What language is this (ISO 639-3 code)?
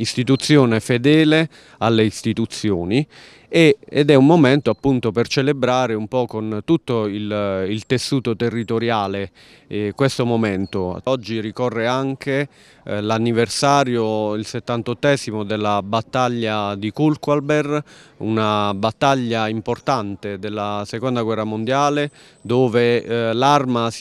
ita